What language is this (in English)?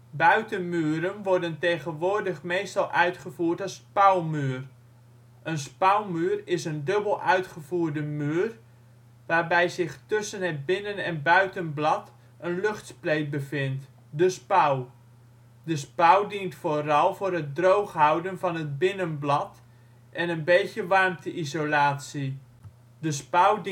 Dutch